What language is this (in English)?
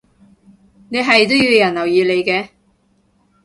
Cantonese